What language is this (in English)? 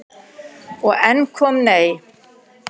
Icelandic